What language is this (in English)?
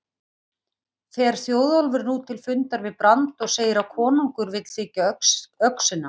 Icelandic